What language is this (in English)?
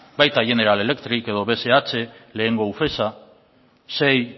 Basque